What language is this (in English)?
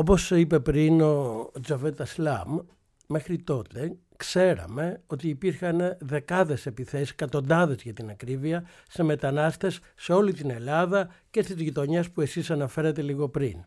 Greek